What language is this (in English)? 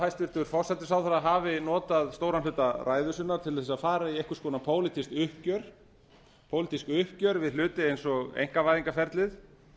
Icelandic